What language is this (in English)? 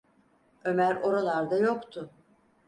Turkish